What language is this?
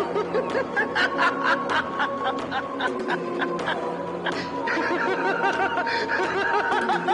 Hindi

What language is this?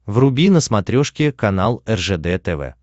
Russian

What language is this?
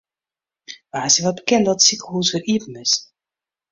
Western Frisian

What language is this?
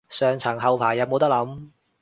Cantonese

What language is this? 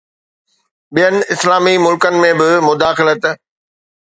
Sindhi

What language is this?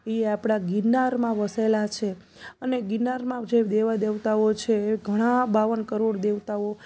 Gujarati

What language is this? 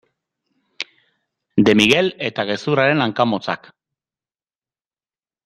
Basque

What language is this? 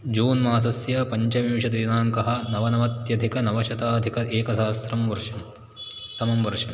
Sanskrit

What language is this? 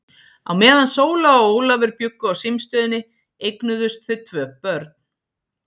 Icelandic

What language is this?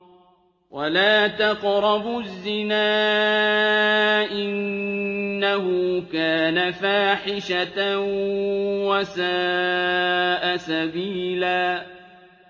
Arabic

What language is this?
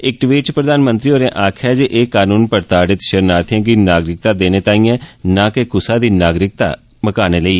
Dogri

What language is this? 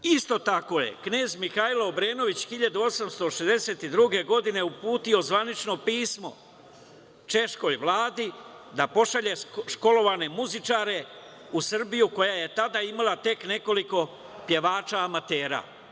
Serbian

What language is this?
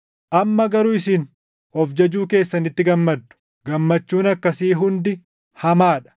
Oromo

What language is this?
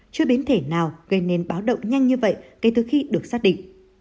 Vietnamese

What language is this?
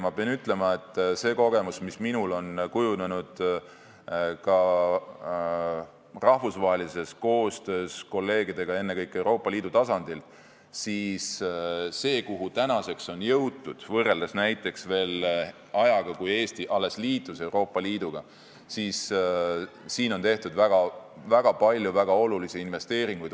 Estonian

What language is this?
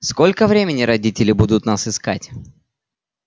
Russian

